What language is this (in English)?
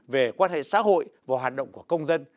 Vietnamese